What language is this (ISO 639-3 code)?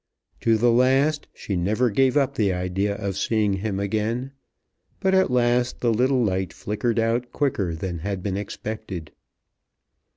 eng